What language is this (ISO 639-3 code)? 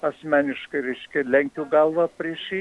lit